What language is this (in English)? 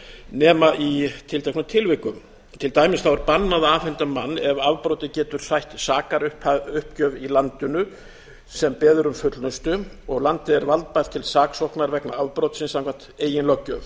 Icelandic